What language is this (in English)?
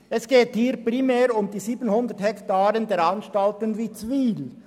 Swiss German